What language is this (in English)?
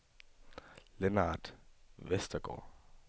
Danish